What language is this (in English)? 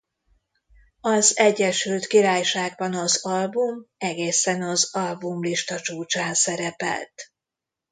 Hungarian